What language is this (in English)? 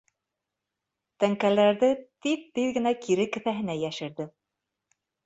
Bashkir